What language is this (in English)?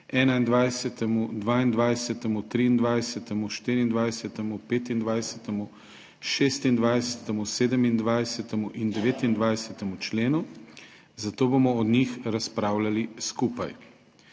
Slovenian